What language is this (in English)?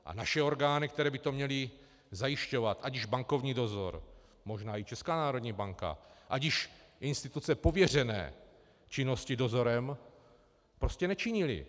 Czech